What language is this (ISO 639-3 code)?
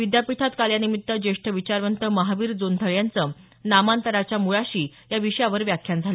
mar